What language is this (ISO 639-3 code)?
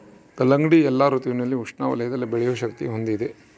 kan